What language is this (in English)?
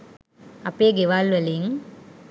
Sinhala